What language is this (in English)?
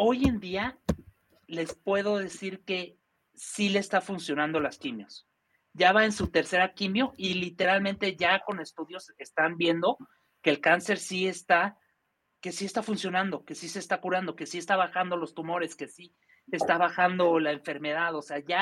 Spanish